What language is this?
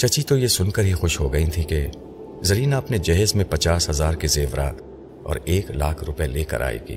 Urdu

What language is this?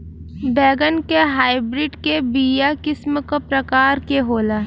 Bhojpuri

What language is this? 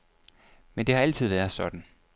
Danish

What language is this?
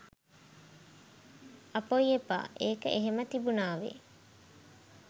Sinhala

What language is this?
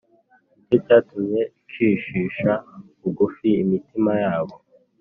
Kinyarwanda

